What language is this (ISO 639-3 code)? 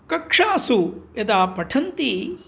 san